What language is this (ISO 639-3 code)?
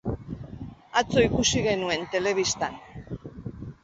eus